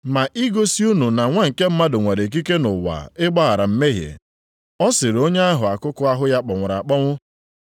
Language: Igbo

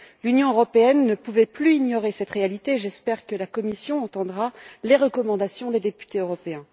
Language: French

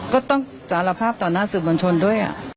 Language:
Thai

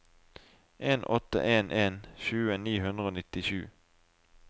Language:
Norwegian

